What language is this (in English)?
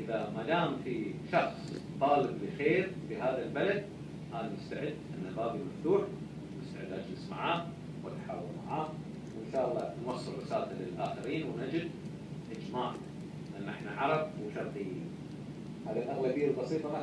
Arabic